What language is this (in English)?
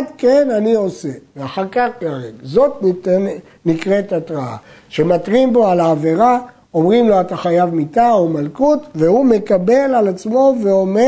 Hebrew